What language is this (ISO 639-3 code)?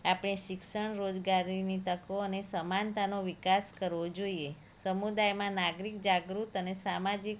guj